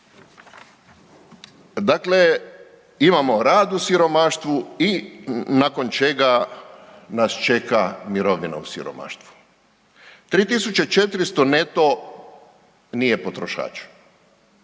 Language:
Croatian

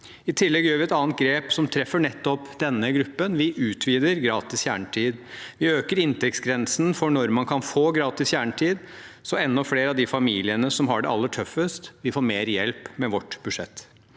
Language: Norwegian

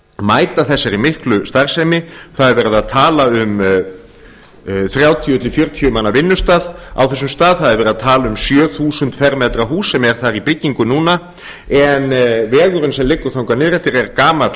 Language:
Icelandic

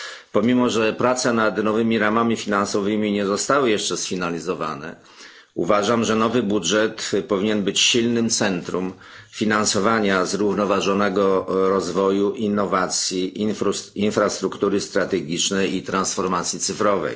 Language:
Polish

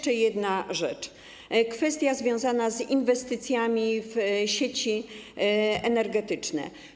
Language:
Polish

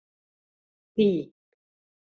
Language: Mari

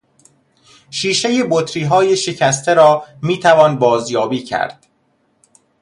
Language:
Persian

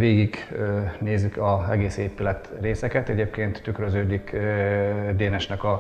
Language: Hungarian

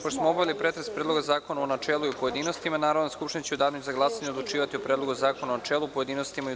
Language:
Serbian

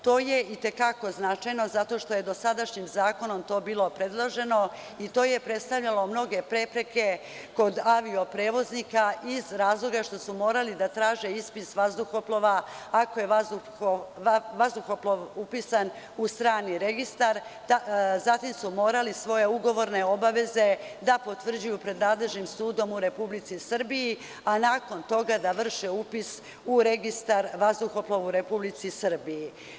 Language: Serbian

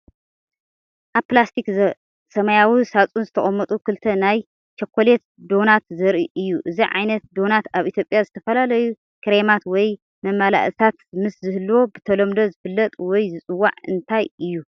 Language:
Tigrinya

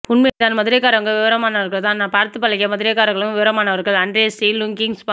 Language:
Tamil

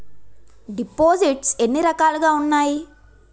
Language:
Telugu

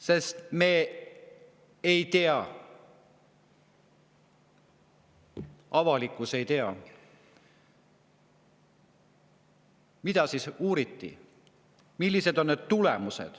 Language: Estonian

